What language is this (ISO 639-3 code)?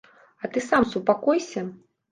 bel